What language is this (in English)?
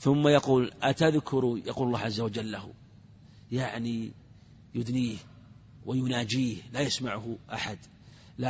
Arabic